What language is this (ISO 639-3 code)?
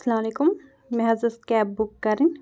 kas